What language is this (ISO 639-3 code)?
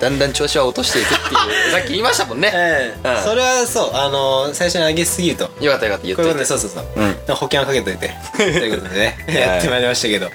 jpn